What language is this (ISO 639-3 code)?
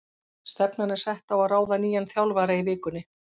isl